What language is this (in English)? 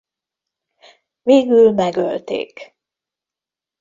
Hungarian